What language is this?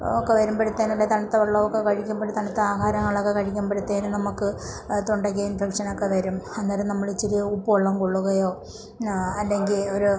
Malayalam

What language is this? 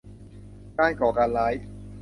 Thai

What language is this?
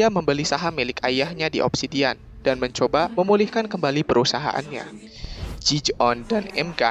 Indonesian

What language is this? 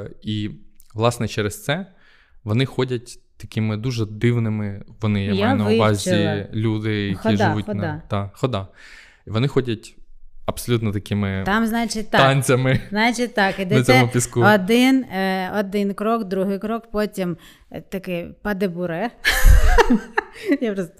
Ukrainian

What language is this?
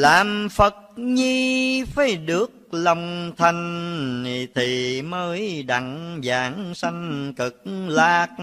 Vietnamese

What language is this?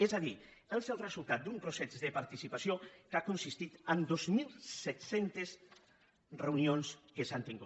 Catalan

